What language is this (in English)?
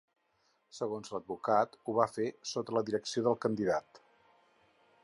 Catalan